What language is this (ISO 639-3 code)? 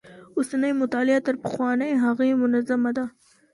pus